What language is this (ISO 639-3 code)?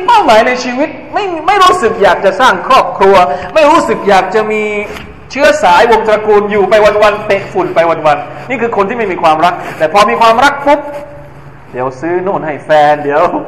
tha